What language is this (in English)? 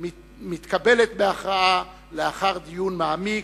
Hebrew